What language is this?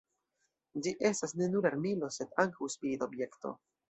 Esperanto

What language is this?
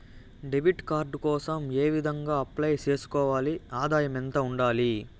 Telugu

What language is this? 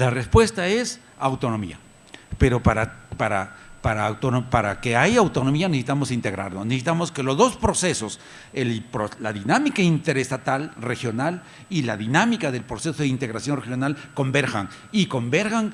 Spanish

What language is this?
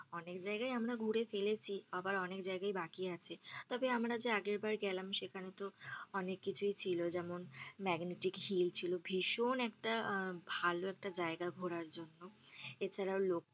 Bangla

